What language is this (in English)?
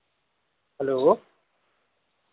Dogri